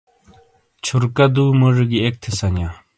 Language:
Shina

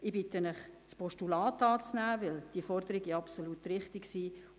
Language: Swiss German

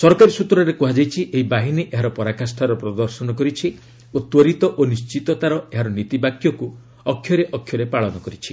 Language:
Odia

